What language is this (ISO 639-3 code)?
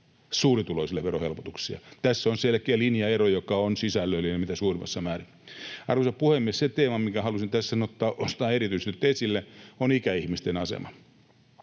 fin